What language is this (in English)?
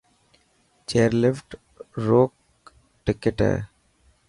Dhatki